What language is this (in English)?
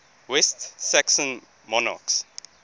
English